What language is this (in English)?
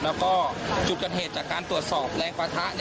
Thai